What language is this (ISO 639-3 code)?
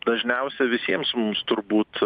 lit